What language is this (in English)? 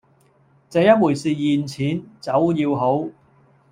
Cantonese